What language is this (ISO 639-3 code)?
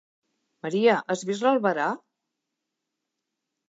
cat